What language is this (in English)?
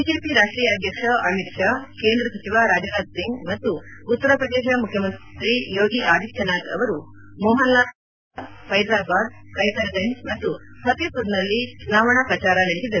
Kannada